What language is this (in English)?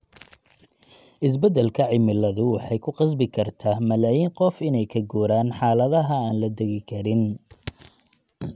Somali